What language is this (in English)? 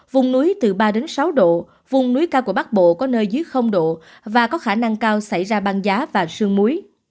Vietnamese